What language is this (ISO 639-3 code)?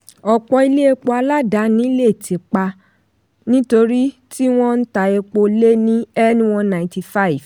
yor